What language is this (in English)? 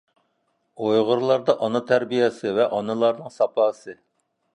Uyghur